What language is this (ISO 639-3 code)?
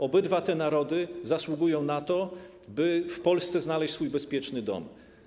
pol